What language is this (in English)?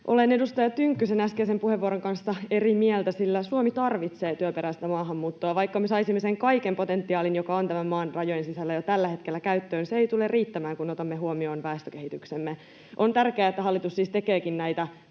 Finnish